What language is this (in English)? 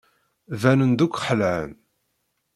Kabyle